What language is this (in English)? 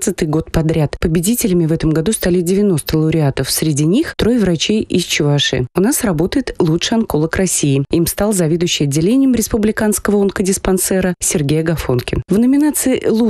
Russian